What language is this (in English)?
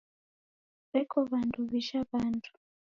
Taita